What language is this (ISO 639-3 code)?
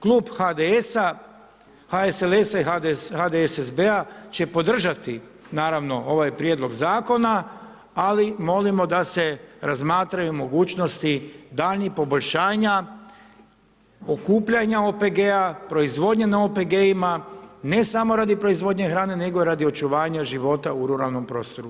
hrv